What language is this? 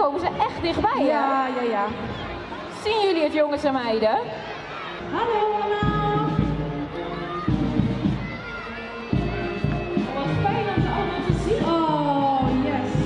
Dutch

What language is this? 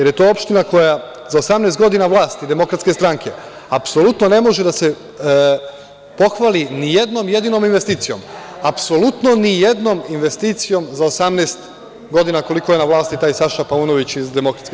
Serbian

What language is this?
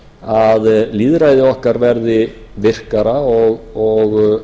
Icelandic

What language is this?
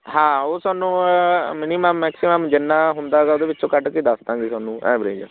Punjabi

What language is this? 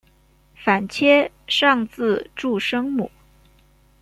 Chinese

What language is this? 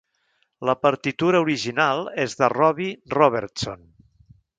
Catalan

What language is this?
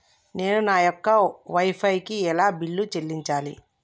Telugu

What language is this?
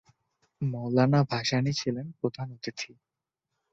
Bangla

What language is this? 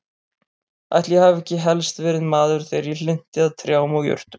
Icelandic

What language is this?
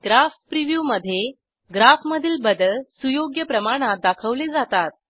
Marathi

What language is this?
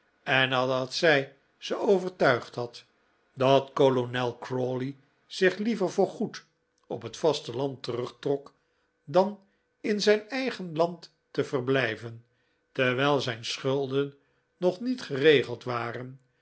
Dutch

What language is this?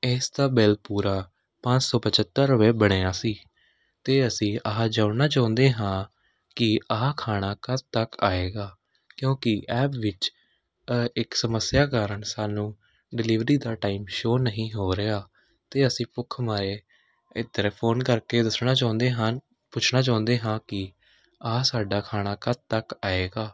Punjabi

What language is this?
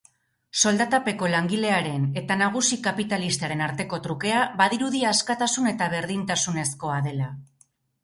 Basque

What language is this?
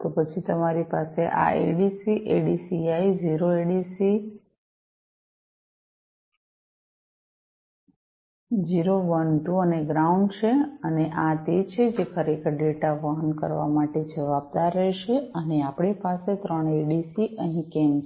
Gujarati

